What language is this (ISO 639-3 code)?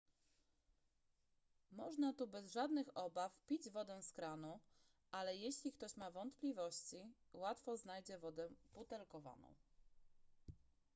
pol